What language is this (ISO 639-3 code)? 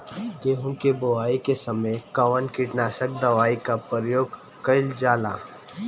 bho